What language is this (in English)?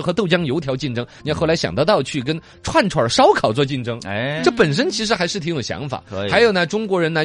Chinese